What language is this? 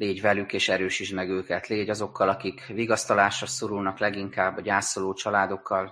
Hungarian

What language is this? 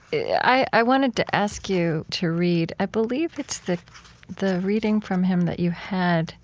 English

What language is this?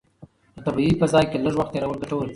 Pashto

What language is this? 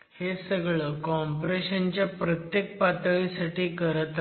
Marathi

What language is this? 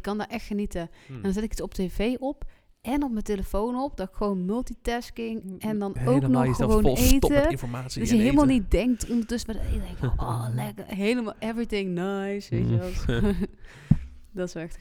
Dutch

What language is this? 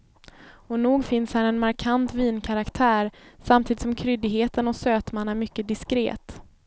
Swedish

